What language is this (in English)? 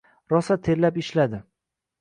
Uzbek